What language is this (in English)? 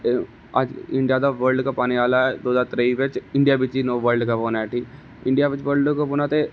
Dogri